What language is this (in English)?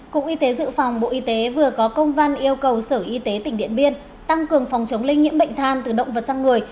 Vietnamese